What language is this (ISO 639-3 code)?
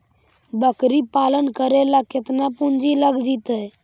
mag